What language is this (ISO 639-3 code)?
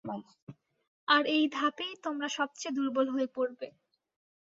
ben